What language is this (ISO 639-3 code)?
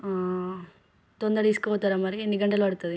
tel